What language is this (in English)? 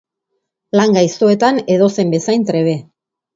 Basque